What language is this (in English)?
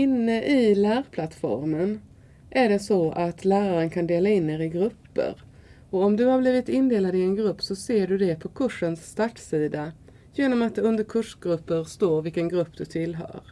Swedish